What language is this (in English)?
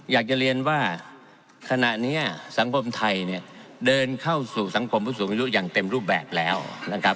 Thai